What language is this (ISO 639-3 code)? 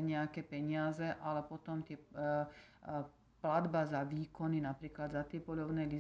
slk